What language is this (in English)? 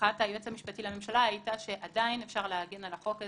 Hebrew